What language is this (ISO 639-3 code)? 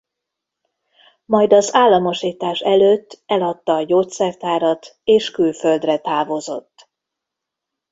hun